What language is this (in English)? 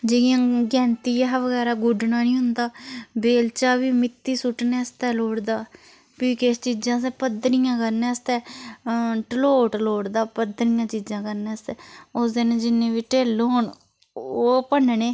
Dogri